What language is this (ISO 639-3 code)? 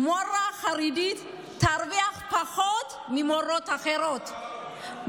heb